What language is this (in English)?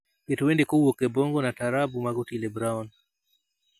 Luo (Kenya and Tanzania)